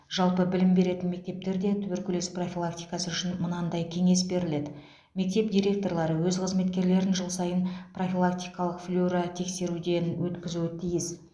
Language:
Kazakh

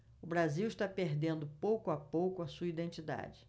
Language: Portuguese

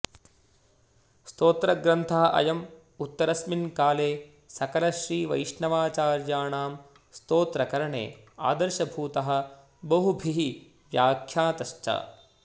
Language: Sanskrit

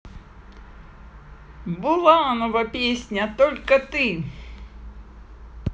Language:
Russian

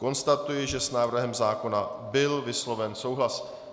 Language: Czech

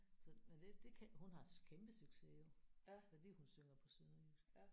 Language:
Danish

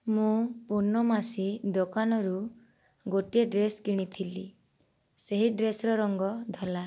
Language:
Odia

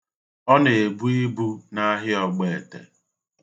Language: Igbo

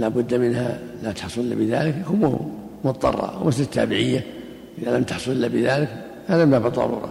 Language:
Arabic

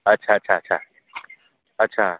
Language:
Gujarati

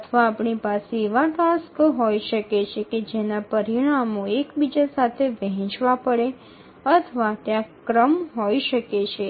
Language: Bangla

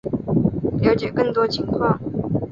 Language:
Chinese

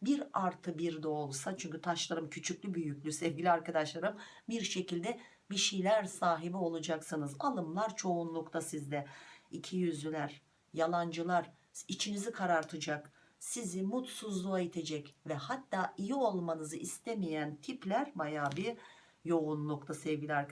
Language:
Turkish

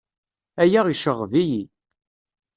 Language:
Kabyle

